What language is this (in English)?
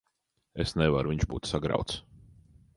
Latvian